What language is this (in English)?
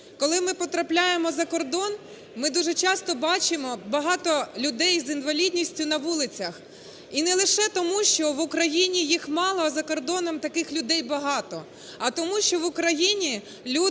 Ukrainian